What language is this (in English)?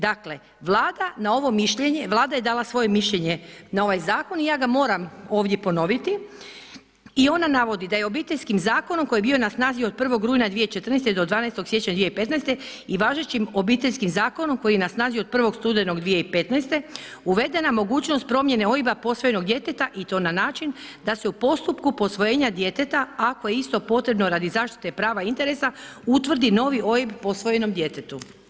Croatian